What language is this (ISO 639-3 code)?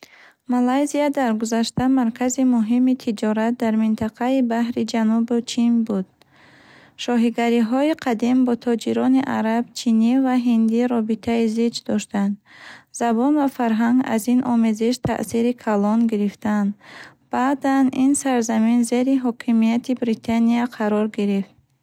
bhh